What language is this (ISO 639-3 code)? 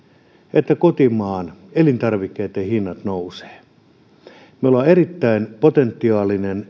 fin